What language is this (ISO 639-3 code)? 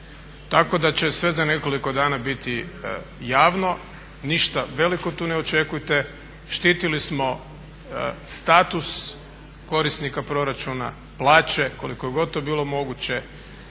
hrv